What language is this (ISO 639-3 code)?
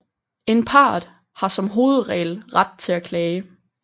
dan